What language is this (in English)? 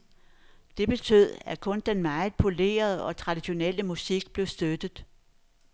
Danish